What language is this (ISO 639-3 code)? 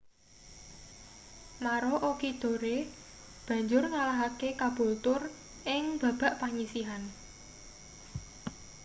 jav